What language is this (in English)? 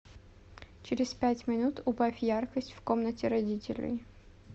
Russian